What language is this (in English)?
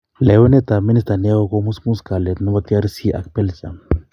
Kalenjin